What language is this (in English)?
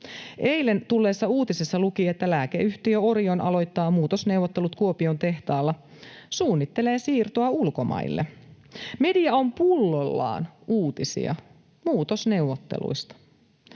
Finnish